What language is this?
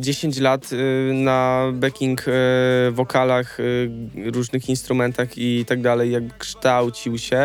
Polish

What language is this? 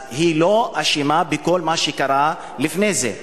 Hebrew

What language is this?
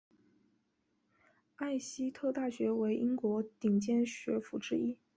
Chinese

